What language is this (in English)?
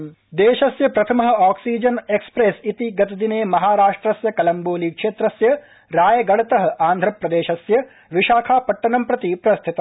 Sanskrit